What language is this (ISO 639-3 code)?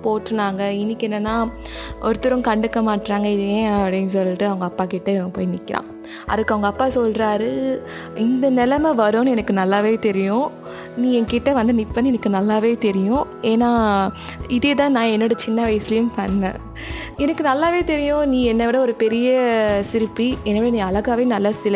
tam